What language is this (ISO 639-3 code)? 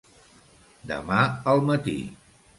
cat